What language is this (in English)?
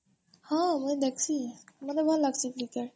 Odia